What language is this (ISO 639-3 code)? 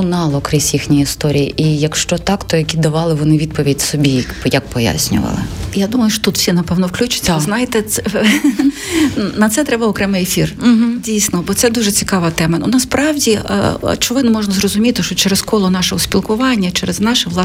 ukr